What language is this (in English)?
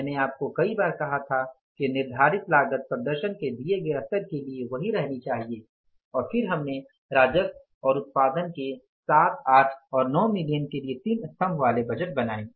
Hindi